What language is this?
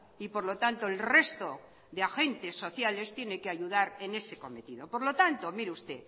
Spanish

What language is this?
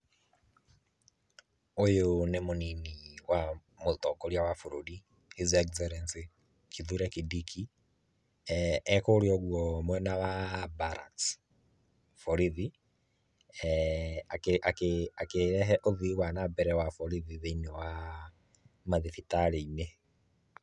Kikuyu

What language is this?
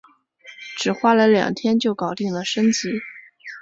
Chinese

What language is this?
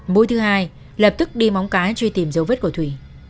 Vietnamese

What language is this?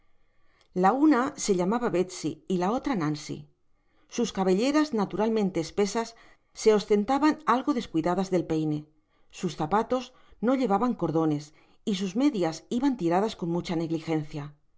Spanish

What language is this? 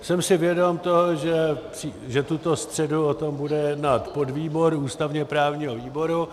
Czech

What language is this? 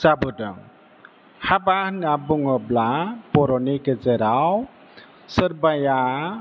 Bodo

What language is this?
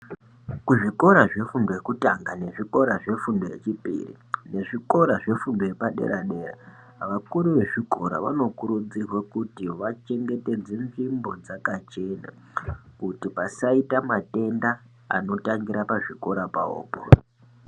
Ndau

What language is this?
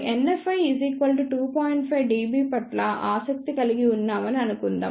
Telugu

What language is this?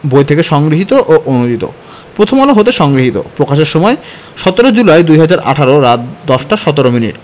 Bangla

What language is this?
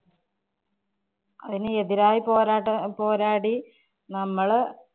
Malayalam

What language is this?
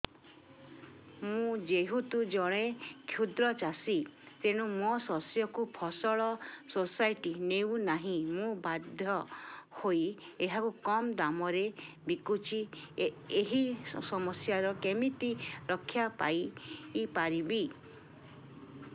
Odia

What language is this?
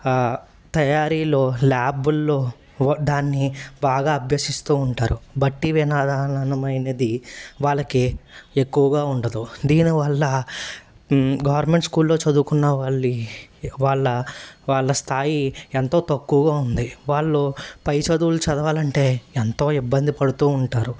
Telugu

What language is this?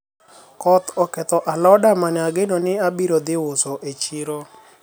Luo (Kenya and Tanzania)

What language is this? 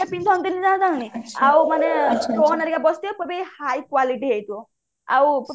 Odia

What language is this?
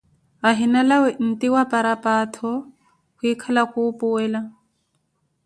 Koti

